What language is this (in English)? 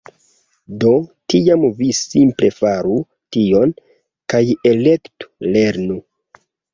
Esperanto